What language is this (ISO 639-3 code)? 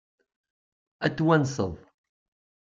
kab